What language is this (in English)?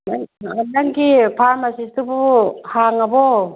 Manipuri